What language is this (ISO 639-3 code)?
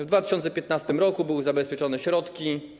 pol